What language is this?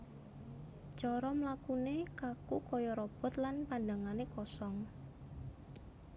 Javanese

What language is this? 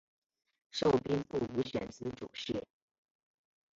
Chinese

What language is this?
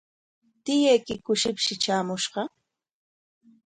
Corongo Ancash Quechua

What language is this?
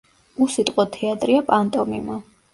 Georgian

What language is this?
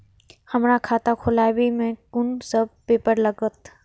Maithili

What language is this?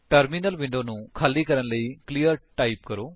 Punjabi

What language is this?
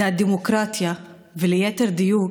Hebrew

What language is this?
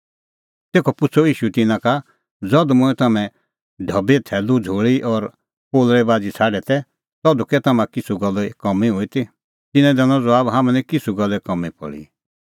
Kullu Pahari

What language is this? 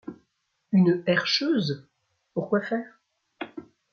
French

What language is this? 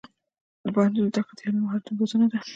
Pashto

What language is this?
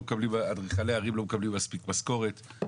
Hebrew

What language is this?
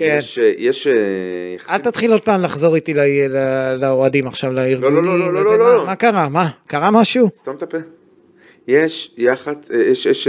Hebrew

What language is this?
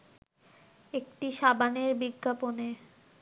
Bangla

